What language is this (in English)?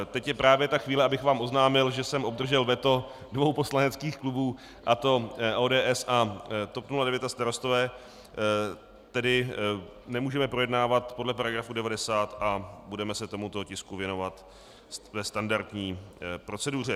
Czech